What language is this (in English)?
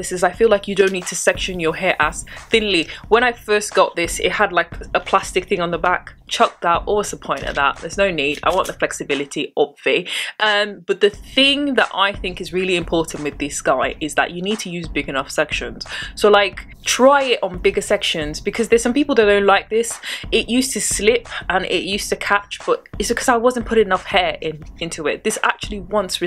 English